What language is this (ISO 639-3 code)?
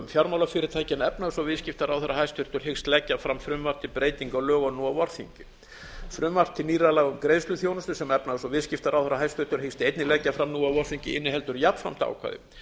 isl